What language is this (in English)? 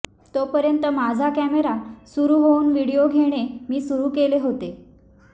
Marathi